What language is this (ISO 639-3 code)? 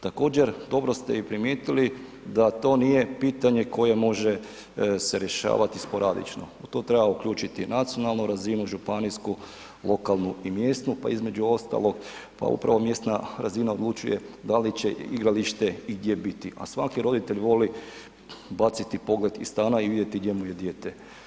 hrv